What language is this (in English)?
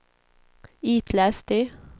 Swedish